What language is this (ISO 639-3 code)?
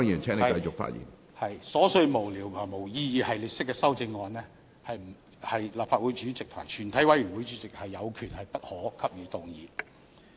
yue